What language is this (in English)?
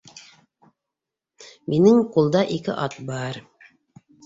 Bashkir